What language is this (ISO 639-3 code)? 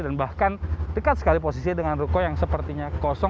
ind